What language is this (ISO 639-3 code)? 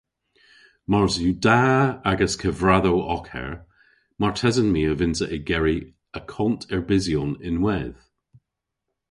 cor